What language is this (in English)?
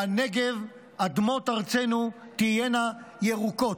Hebrew